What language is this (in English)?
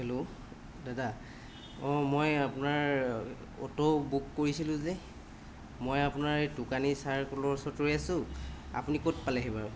Assamese